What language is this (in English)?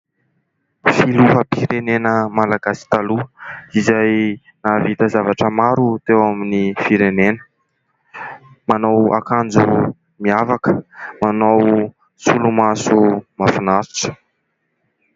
Malagasy